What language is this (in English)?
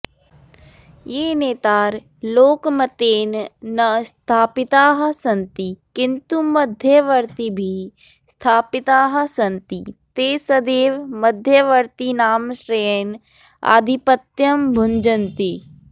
Sanskrit